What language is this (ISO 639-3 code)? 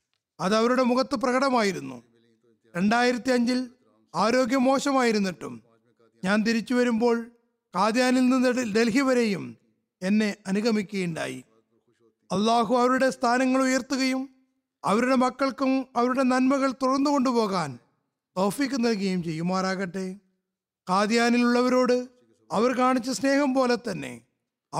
mal